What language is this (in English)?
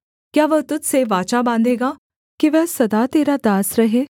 Hindi